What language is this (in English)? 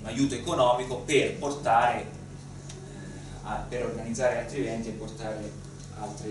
Italian